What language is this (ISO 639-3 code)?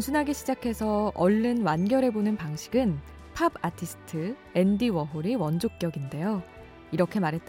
kor